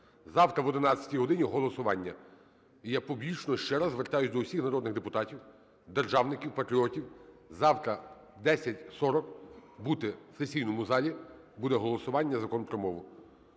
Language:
Ukrainian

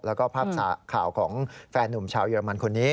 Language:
Thai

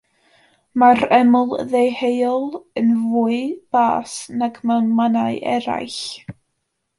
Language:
Welsh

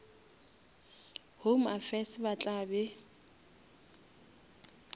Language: Northern Sotho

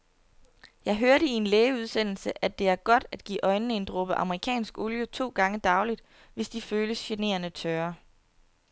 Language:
Danish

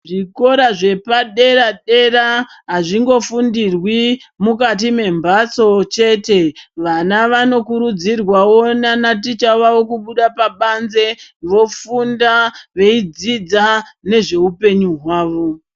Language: Ndau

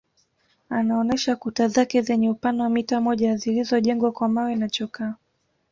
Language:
Swahili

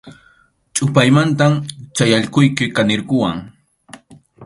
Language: Arequipa-La Unión Quechua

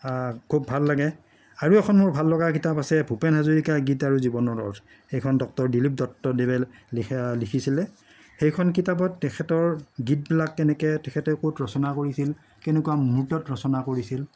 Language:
Assamese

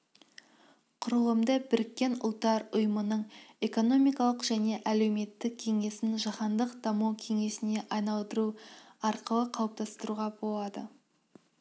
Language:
Kazakh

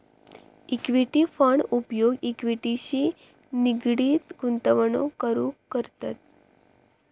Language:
Marathi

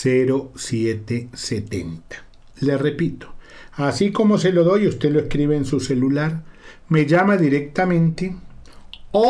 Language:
Spanish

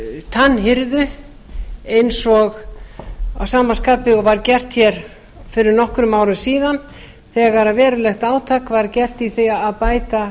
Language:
Icelandic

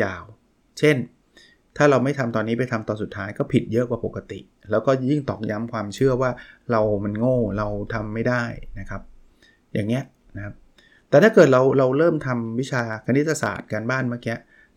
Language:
Thai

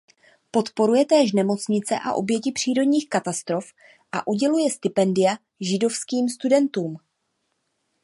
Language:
Czech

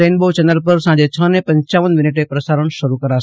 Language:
Gujarati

